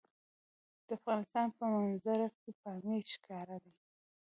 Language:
Pashto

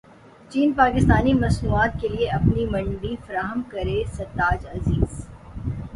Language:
Urdu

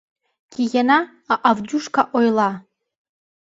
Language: Mari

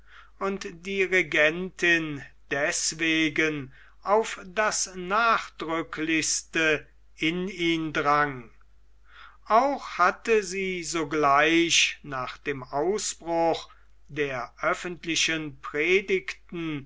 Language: German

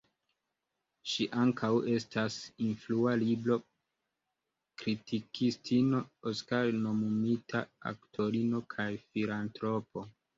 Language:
Esperanto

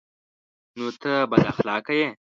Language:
Pashto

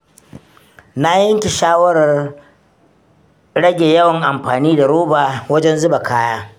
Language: Hausa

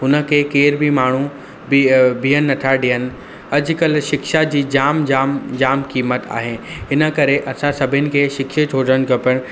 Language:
Sindhi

